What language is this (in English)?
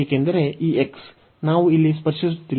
Kannada